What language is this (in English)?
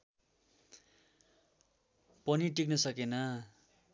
Nepali